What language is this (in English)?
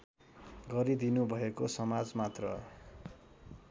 Nepali